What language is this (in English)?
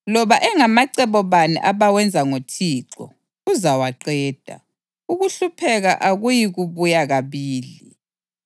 North Ndebele